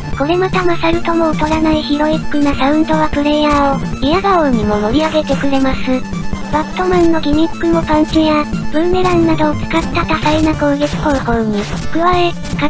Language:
Japanese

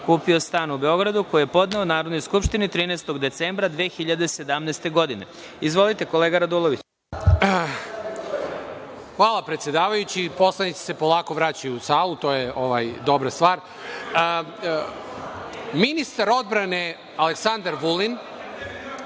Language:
Serbian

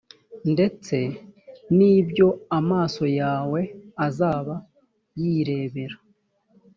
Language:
Kinyarwanda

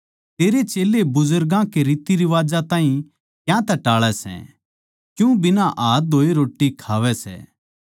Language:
Haryanvi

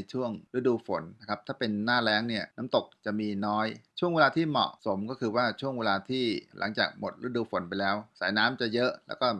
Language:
Thai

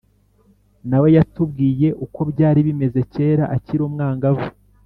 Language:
Kinyarwanda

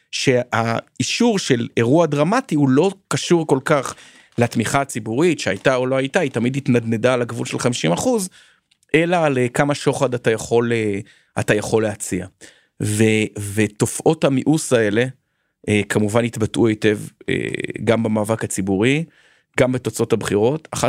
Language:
Hebrew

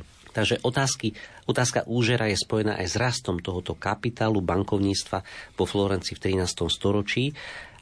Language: Slovak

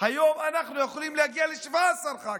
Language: Hebrew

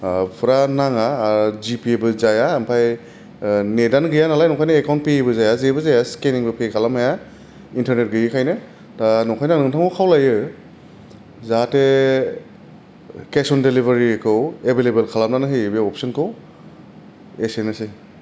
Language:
Bodo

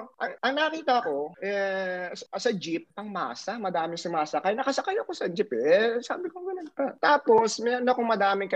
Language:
Filipino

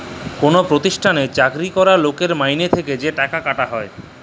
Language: Bangla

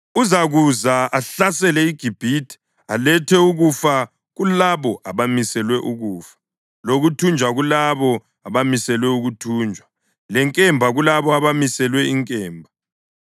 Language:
North Ndebele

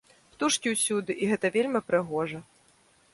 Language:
Belarusian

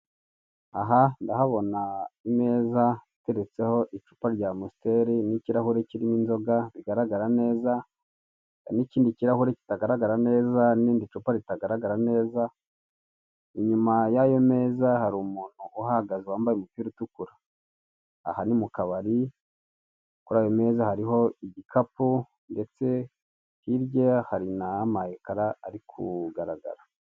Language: Kinyarwanda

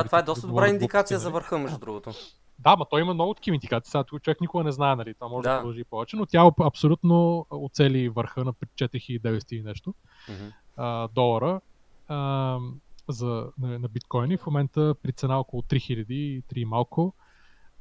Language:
Bulgarian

